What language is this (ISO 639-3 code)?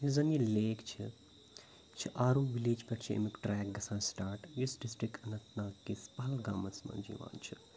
kas